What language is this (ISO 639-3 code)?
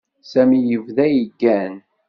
kab